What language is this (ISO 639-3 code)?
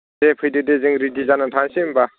brx